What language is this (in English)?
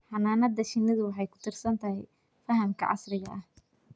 Somali